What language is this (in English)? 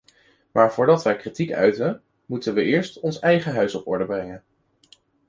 Dutch